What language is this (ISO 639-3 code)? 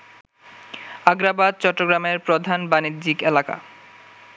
ben